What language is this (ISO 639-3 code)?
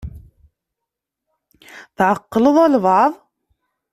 kab